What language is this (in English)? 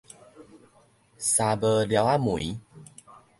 Min Nan Chinese